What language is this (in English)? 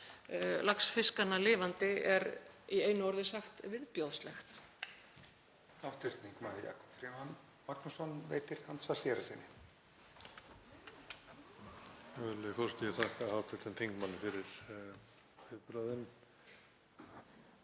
Icelandic